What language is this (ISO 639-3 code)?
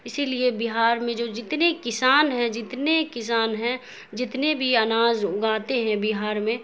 urd